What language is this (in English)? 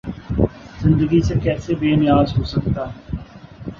Urdu